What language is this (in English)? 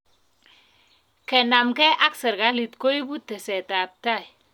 Kalenjin